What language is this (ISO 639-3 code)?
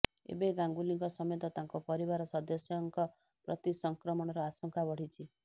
ori